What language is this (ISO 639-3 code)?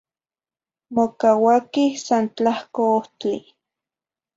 nhi